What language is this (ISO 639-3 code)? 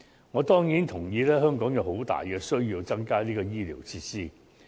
yue